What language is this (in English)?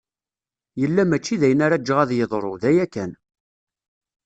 Kabyle